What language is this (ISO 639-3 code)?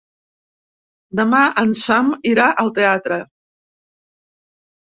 cat